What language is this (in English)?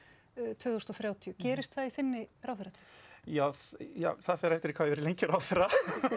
Icelandic